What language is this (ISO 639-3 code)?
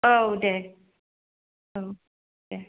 brx